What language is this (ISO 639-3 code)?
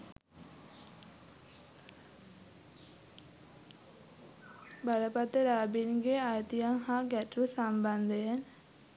sin